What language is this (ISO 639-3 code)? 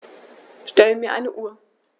deu